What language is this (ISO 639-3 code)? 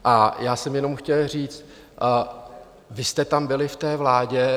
ces